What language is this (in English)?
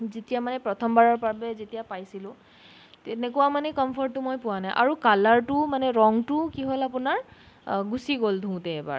Assamese